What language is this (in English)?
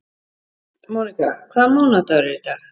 Icelandic